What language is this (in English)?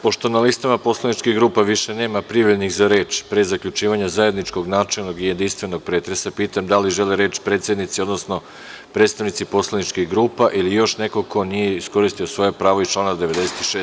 Serbian